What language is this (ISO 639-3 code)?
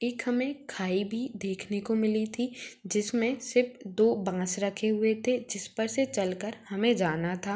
hin